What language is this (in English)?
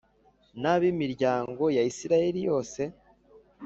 Kinyarwanda